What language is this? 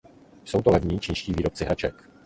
Czech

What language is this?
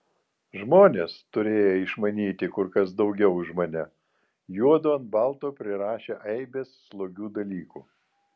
Lithuanian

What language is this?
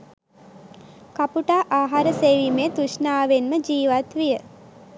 Sinhala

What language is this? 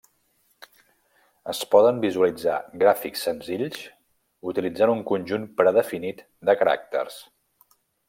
Catalan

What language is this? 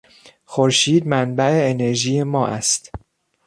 Persian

